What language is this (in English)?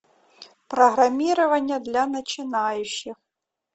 Russian